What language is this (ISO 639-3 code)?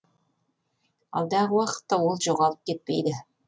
kaz